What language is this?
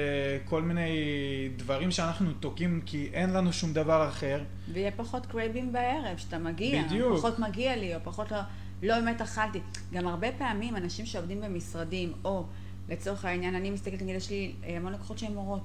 Hebrew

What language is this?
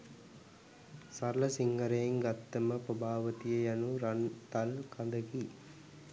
Sinhala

